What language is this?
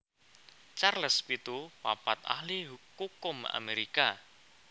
Javanese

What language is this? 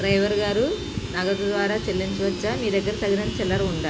Telugu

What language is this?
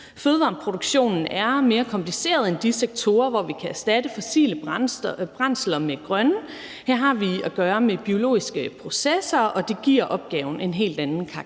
Danish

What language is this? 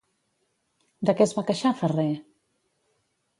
Catalan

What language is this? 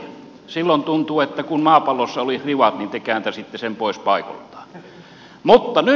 Finnish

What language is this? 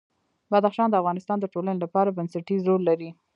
Pashto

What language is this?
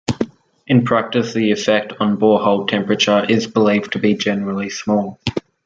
English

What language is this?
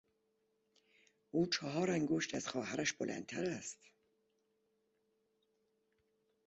Persian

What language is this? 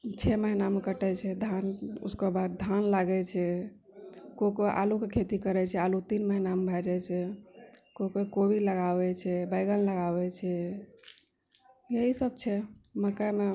Maithili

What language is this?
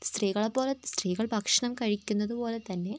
Malayalam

